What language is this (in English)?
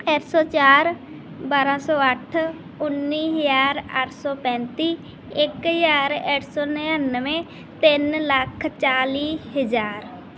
Punjabi